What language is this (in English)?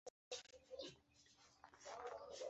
Chinese